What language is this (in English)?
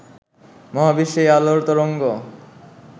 Bangla